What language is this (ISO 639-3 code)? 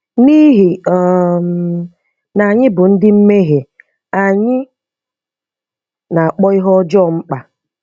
ibo